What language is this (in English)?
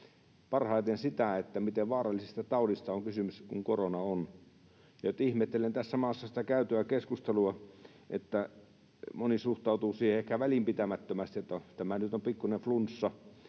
Finnish